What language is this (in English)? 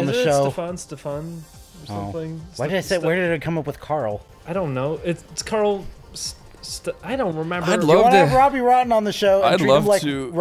English